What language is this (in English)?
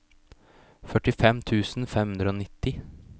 Norwegian